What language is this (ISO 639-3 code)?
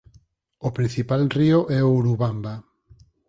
glg